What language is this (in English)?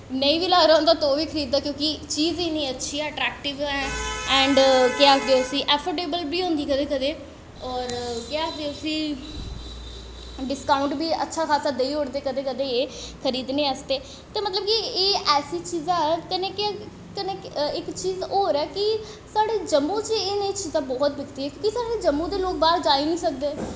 Dogri